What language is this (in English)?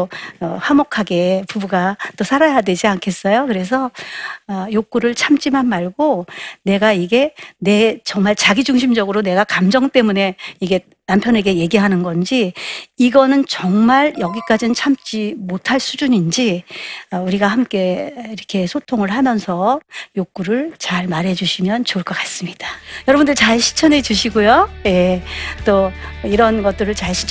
Korean